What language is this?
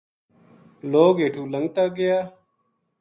Gujari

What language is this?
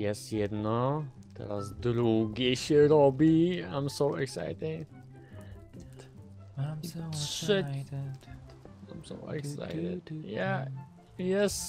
Polish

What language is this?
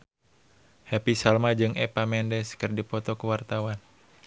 Sundanese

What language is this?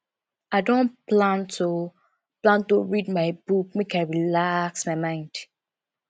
Nigerian Pidgin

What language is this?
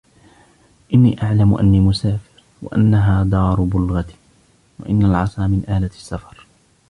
Arabic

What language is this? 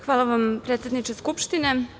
Serbian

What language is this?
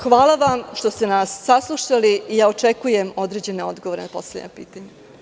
Serbian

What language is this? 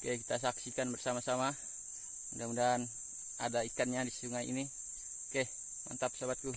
Indonesian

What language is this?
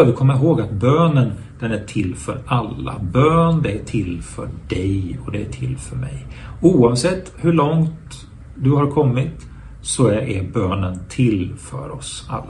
Swedish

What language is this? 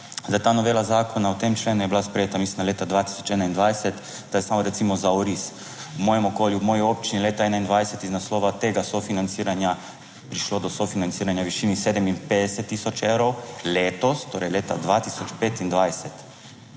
Slovenian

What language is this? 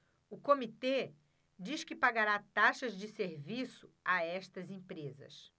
Portuguese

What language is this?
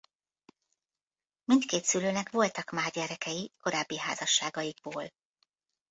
Hungarian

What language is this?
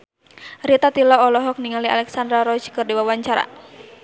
Sundanese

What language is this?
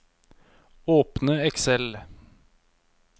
Norwegian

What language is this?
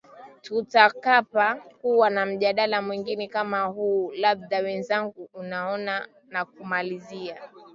Swahili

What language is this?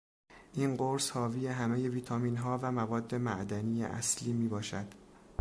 Persian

